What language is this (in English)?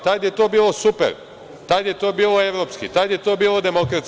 Serbian